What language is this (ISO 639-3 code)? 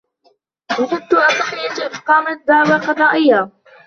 ara